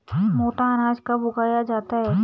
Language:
Hindi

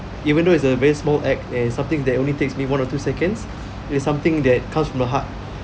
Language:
English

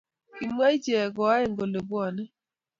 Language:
Kalenjin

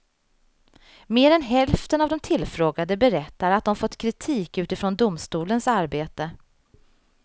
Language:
Swedish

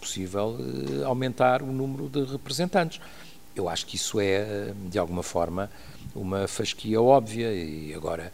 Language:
Portuguese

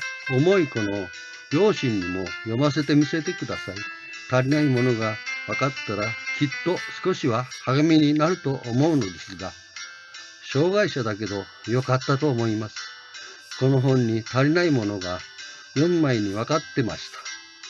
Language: Japanese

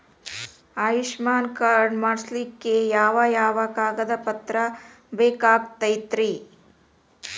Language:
Kannada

